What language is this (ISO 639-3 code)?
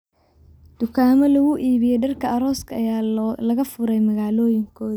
som